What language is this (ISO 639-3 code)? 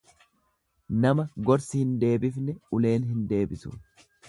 orm